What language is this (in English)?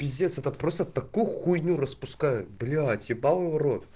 Russian